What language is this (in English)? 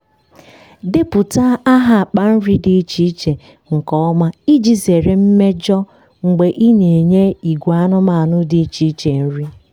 Igbo